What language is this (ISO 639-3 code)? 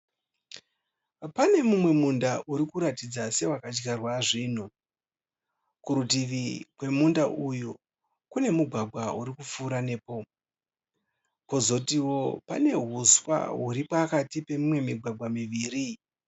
sna